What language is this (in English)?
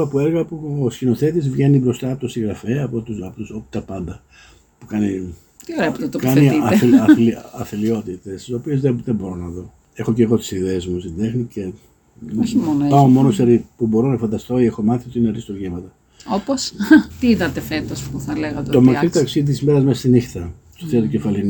Greek